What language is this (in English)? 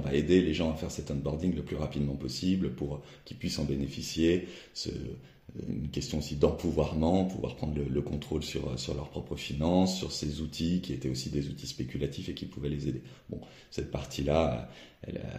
French